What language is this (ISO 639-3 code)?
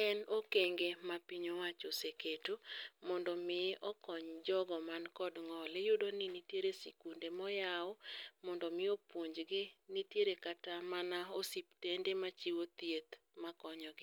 luo